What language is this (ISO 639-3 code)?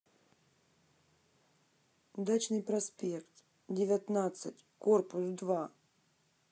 rus